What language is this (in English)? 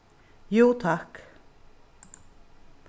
Faroese